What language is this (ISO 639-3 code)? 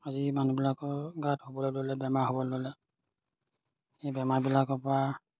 asm